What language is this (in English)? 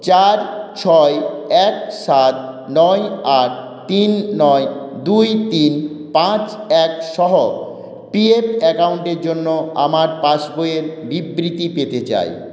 Bangla